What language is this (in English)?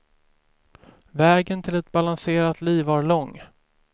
Swedish